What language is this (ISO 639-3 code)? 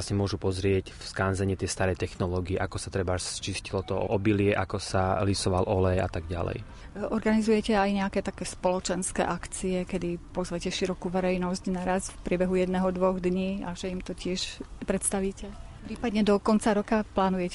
slk